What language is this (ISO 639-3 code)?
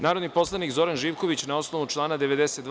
srp